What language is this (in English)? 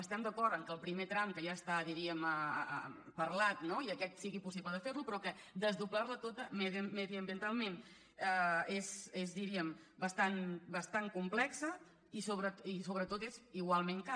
Catalan